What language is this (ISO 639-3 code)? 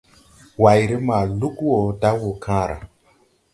tui